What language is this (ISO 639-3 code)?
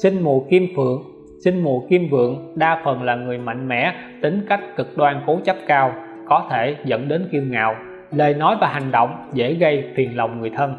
vie